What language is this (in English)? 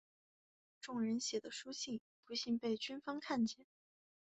Chinese